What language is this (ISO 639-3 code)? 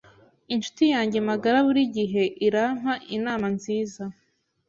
kin